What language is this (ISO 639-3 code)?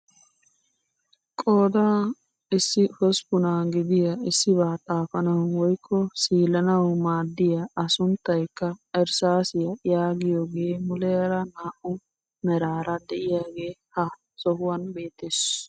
wal